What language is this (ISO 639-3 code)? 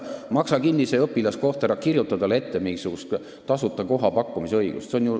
est